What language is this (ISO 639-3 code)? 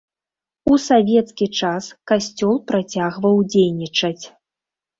bel